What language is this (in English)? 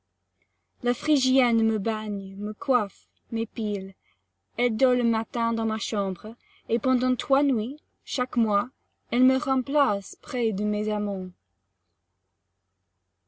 French